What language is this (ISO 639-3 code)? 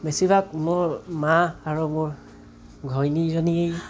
asm